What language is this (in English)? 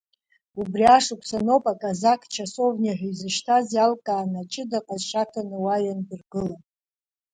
Abkhazian